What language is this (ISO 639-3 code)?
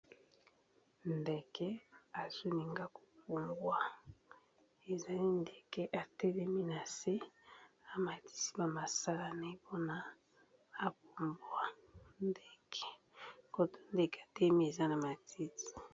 lin